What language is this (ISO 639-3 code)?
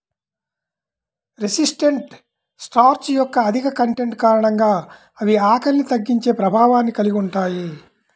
tel